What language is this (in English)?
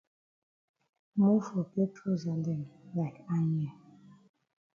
Cameroon Pidgin